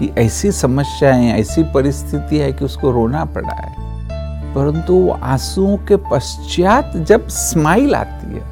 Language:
Hindi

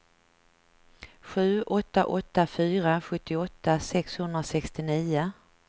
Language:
Swedish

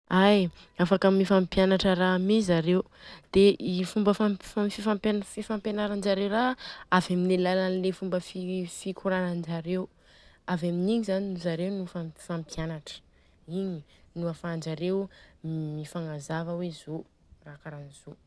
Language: Southern Betsimisaraka Malagasy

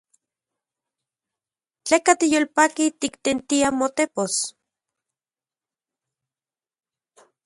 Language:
Central Puebla Nahuatl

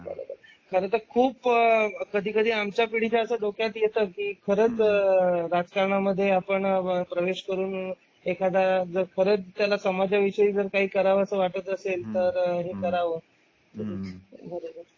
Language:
Marathi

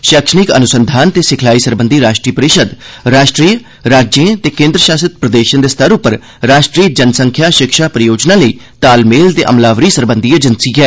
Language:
Dogri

